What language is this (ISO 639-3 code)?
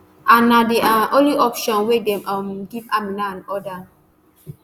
pcm